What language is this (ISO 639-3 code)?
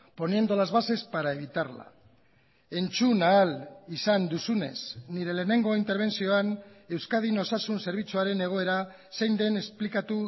eus